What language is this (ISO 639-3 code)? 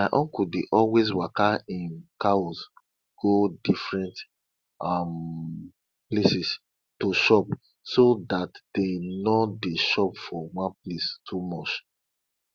pcm